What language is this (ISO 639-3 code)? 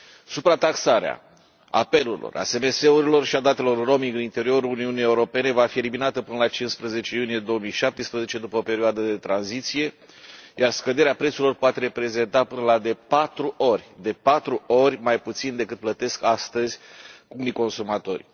ron